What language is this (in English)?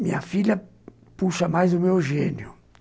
Portuguese